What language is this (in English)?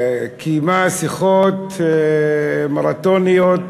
Hebrew